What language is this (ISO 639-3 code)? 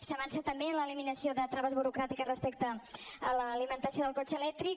cat